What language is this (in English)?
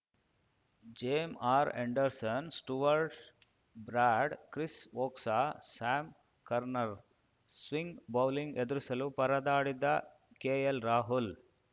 Kannada